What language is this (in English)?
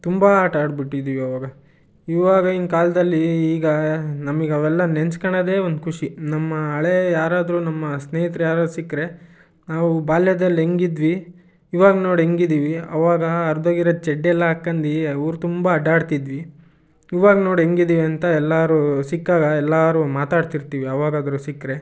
Kannada